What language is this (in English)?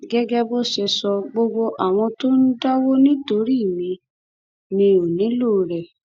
Yoruba